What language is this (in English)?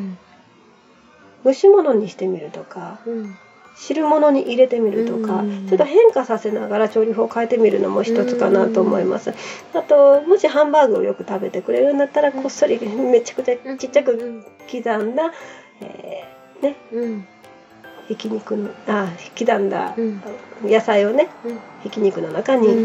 Japanese